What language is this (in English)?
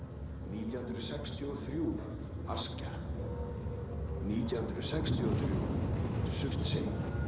Icelandic